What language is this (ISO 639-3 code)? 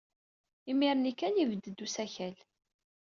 kab